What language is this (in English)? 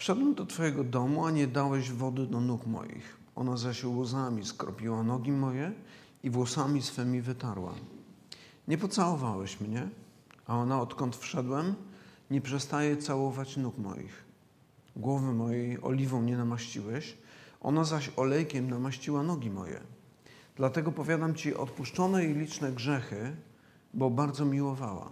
Polish